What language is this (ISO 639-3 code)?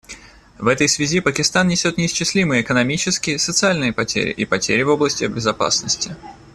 rus